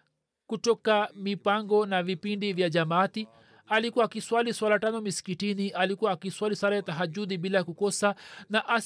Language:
Swahili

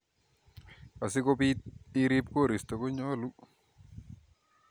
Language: Kalenjin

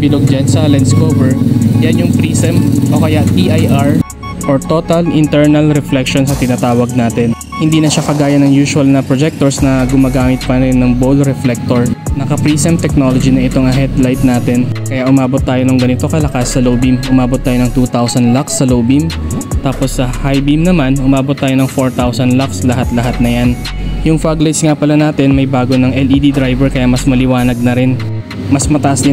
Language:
Filipino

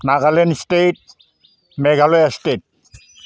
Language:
Bodo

